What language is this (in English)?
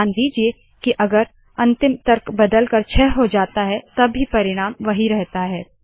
Hindi